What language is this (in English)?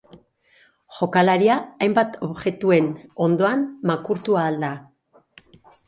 Basque